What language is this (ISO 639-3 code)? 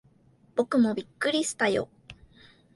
jpn